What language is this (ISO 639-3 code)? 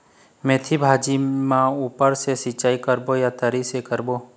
hne